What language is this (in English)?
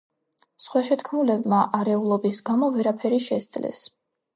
Georgian